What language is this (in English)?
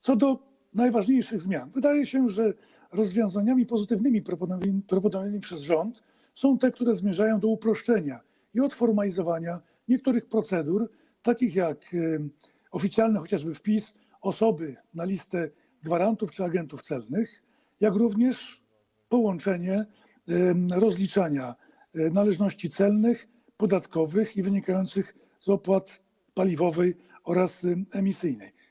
Polish